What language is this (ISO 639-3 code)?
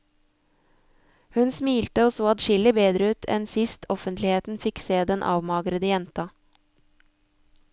nor